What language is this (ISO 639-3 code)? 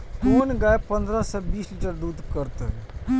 mai